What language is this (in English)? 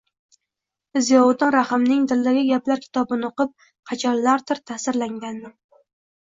Uzbek